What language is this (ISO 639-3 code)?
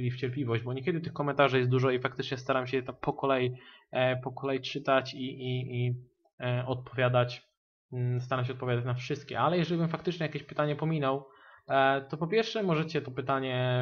pol